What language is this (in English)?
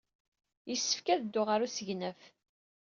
Kabyle